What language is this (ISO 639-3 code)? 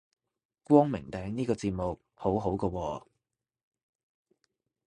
yue